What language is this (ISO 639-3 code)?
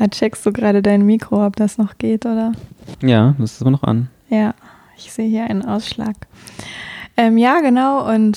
deu